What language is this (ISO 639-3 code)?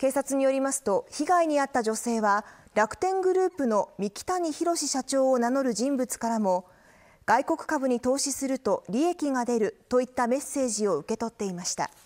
jpn